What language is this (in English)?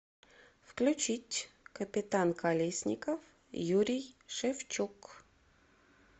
Russian